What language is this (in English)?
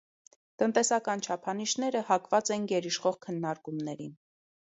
Armenian